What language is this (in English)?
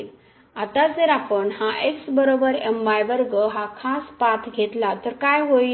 Marathi